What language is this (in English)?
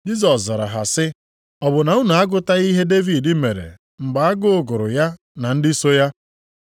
Igbo